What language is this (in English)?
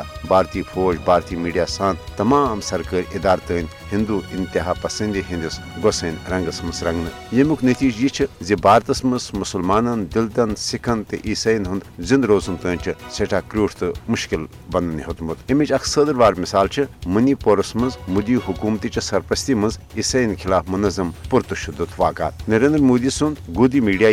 Urdu